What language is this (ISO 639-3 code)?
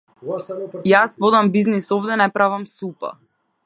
mkd